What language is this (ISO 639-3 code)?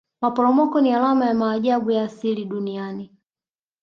swa